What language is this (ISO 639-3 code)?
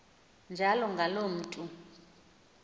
xho